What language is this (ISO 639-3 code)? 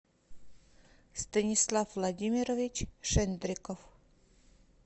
rus